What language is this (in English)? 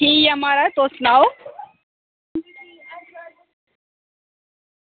Dogri